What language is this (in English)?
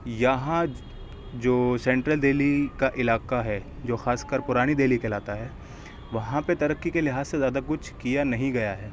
Urdu